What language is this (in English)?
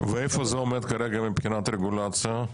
Hebrew